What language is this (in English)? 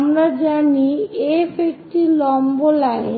Bangla